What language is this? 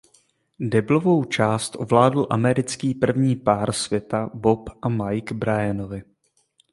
Czech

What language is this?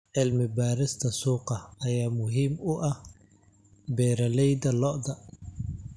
Somali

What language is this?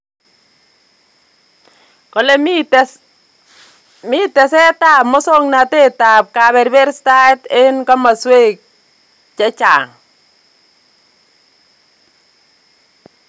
Kalenjin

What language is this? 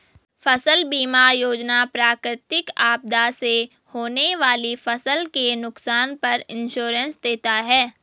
Hindi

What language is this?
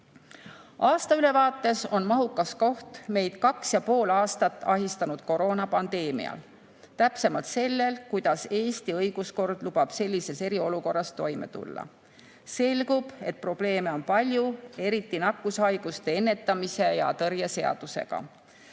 Estonian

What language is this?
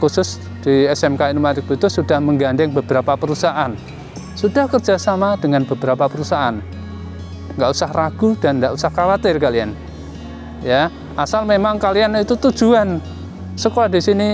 Indonesian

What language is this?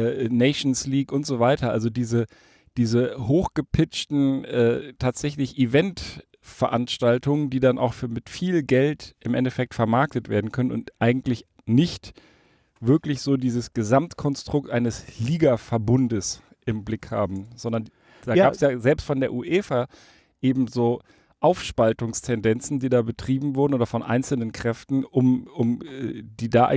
German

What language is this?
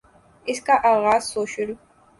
Urdu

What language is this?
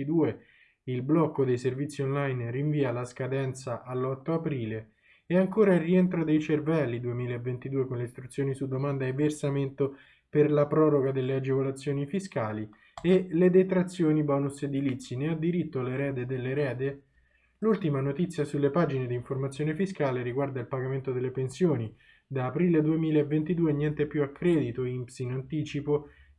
Italian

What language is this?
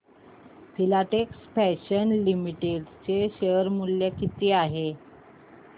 Marathi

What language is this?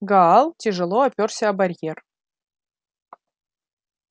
Russian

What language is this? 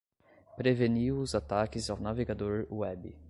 Portuguese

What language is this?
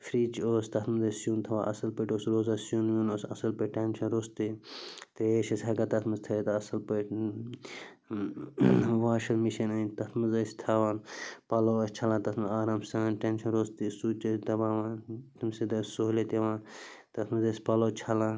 Kashmiri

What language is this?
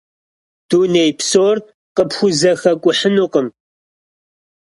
Kabardian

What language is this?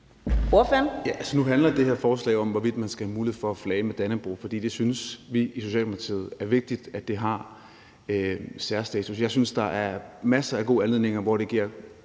Danish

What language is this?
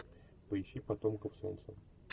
Russian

